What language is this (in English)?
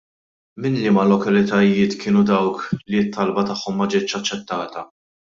Maltese